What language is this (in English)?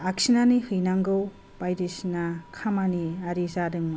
Bodo